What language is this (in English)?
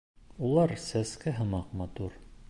Bashkir